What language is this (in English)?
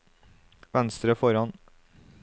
Norwegian